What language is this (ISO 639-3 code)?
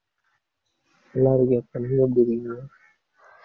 tam